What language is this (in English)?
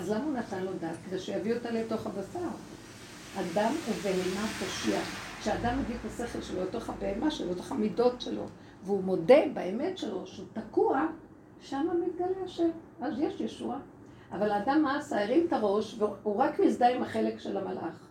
Hebrew